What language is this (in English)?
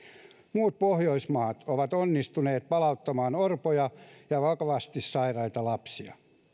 Finnish